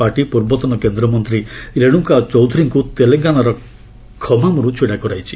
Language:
Odia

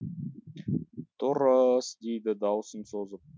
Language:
Kazakh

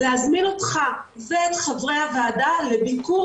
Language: Hebrew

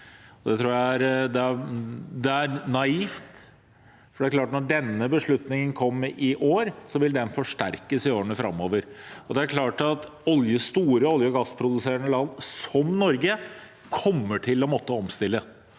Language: Norwegian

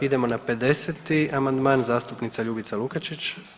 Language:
Croatian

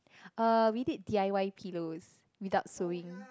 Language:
English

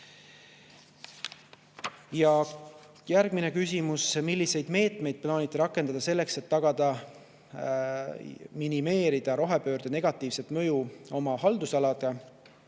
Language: Estonian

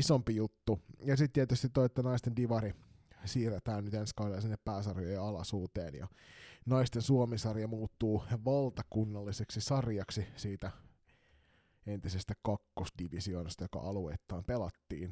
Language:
Finnish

